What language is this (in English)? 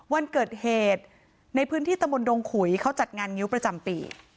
Thai